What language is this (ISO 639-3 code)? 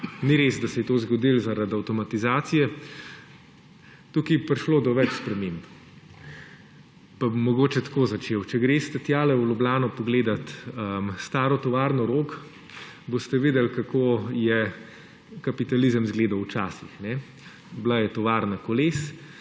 slv